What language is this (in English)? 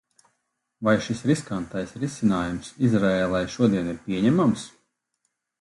Latvian